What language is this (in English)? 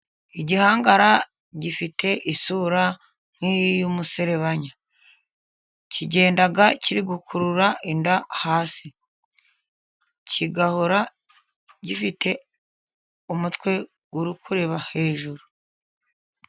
Kinyarwanda